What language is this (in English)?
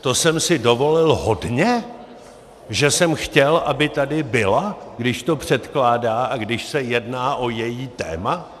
Czech